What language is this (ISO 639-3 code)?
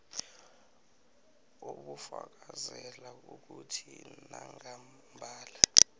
nbl